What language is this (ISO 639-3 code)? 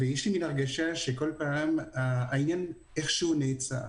heb